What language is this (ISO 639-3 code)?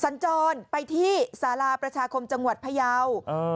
tha